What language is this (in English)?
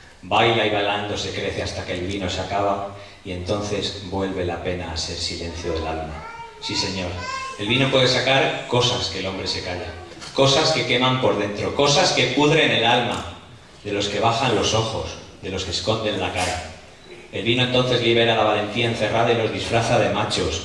Spanish